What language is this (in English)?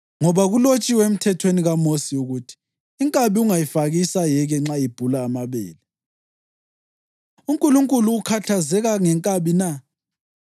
North Ndebele